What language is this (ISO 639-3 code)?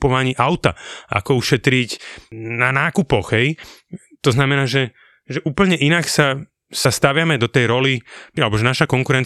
slk